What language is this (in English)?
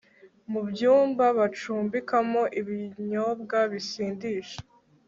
Kinyarwanda